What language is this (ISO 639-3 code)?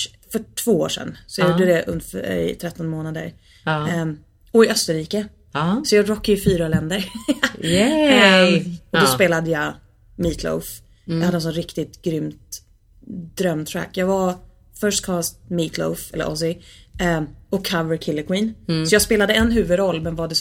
swe